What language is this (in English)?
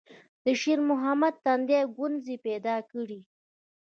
Pashto